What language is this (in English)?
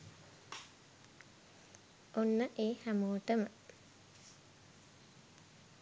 Sinhala